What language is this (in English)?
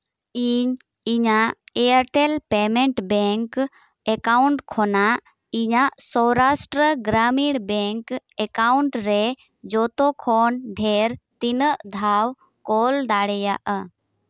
Santali